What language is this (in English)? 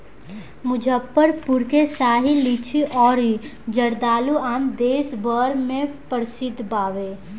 Bhojpuri